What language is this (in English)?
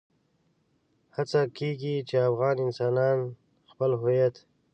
Pashto